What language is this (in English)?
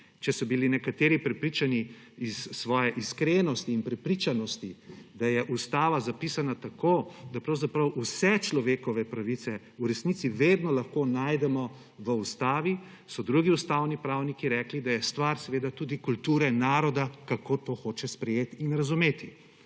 Slovenian